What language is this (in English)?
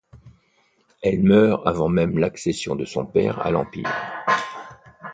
French